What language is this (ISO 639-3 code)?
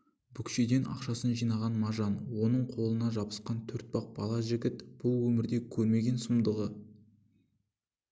kaz